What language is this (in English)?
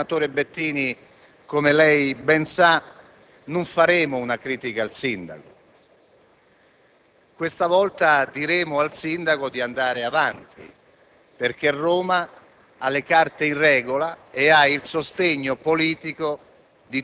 Italian